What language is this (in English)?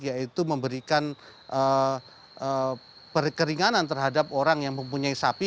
Indonesian